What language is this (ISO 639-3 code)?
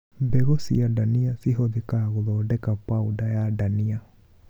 kik